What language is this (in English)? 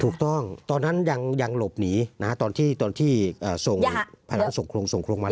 Thai